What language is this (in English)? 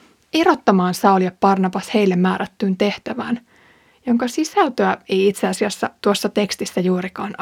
Finnish